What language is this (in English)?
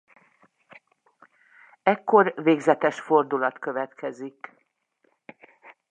Hungarian